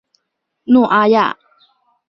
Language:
Chinese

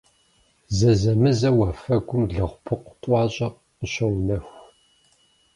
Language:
Kabardian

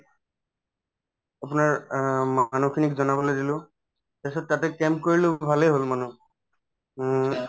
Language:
Assamese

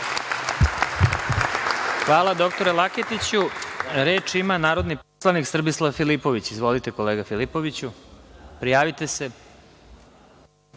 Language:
Serbian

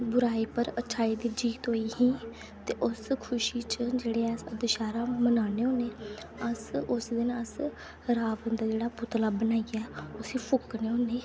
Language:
Dogri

